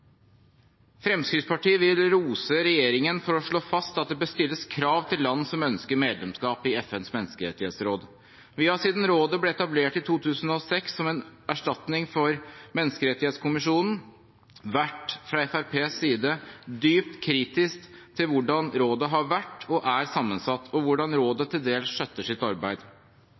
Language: Norwegian Bokmål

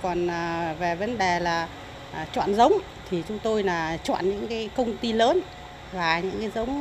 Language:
Vietnamese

